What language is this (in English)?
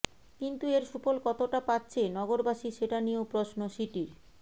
Bangla